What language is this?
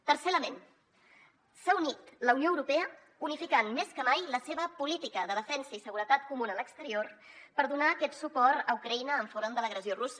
Catalan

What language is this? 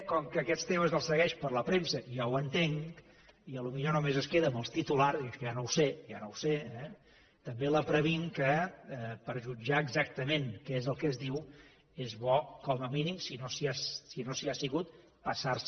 Catalan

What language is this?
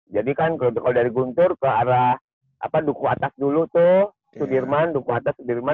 Indonesian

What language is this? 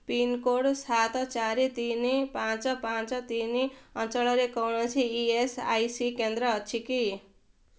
Odia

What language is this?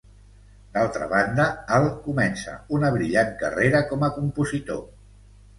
Catalan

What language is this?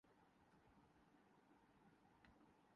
Urdu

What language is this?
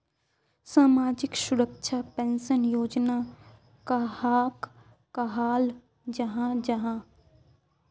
Magahi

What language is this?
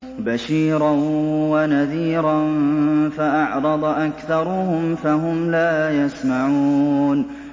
Arabic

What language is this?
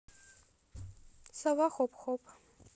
Russian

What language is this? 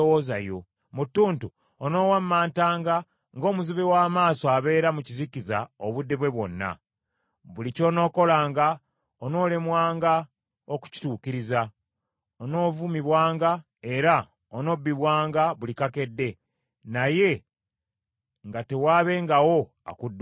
Ganda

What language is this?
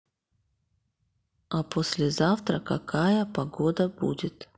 Russian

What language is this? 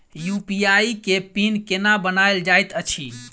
Maithili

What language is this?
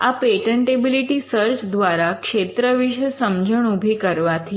Gujarati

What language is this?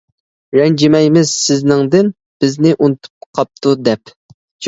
Uyghur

